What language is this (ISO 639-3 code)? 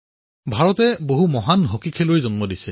asm